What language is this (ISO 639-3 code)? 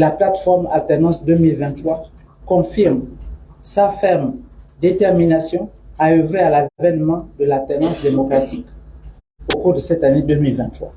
fra